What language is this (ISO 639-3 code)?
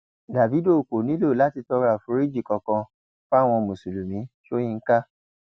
yor